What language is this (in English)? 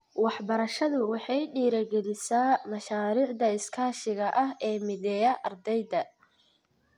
Somali